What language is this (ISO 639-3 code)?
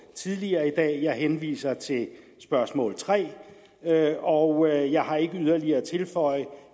dan